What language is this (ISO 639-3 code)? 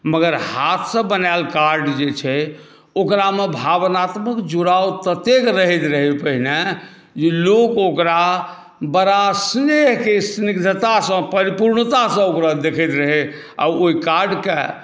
mai